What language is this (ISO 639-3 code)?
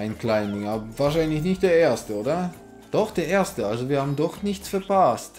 deu